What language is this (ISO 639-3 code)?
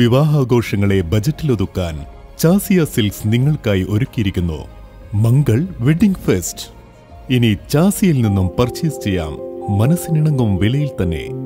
mal